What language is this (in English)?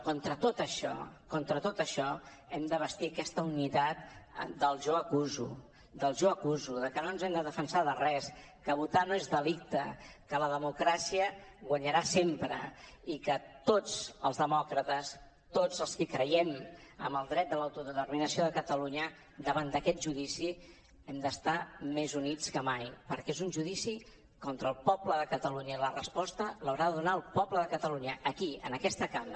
Catalan